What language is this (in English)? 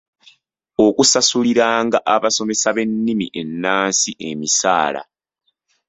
Ganda